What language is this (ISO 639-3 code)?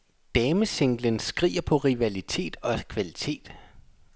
dan